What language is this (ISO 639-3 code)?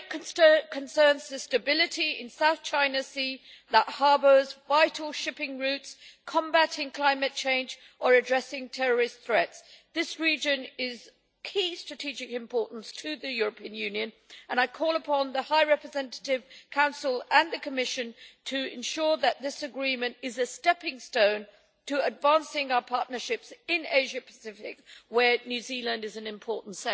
eng